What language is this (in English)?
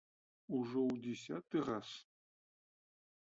Belarusian